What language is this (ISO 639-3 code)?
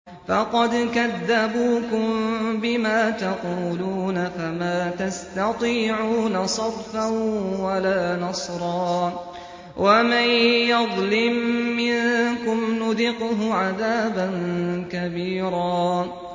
ara